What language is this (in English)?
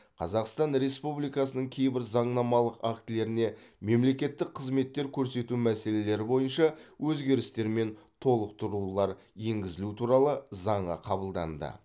Kazakh